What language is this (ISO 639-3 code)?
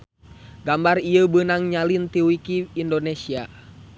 sun